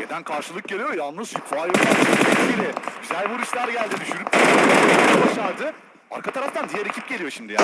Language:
Turkish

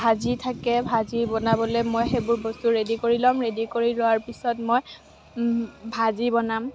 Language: Assamese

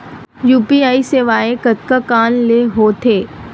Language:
Chhattisgarhi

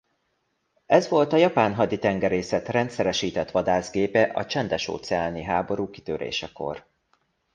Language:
Hungarian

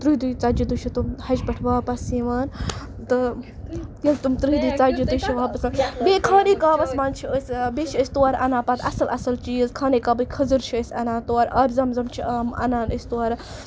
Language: Kashmiri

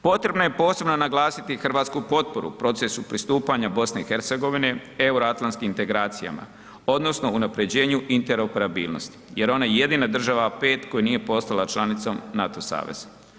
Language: Croatian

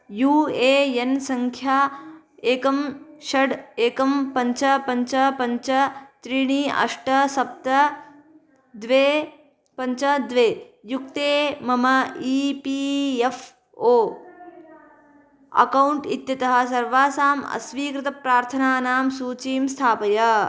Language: Sanskrit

